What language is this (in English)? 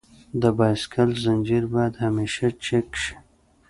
Pashto